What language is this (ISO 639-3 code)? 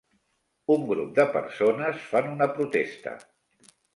cat